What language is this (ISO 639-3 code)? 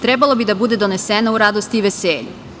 srp